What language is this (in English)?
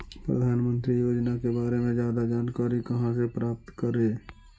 Magahi